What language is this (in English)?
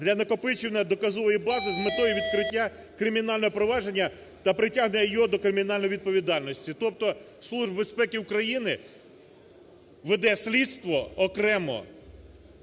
Ukrainian